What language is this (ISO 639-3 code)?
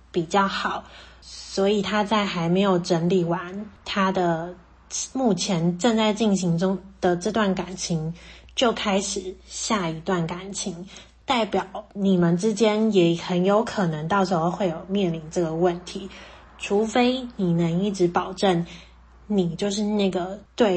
zho